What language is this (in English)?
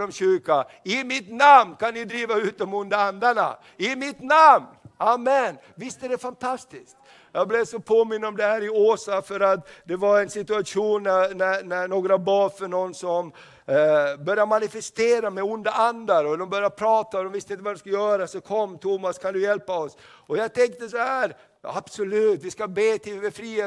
Swedish